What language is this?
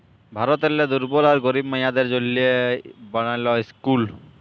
Bangla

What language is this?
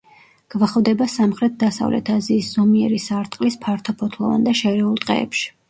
Georgian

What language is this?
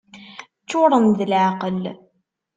Kabyle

